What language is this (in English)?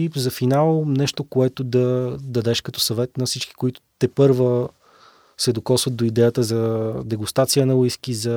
Bulgarian